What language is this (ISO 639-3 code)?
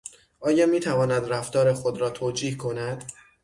fas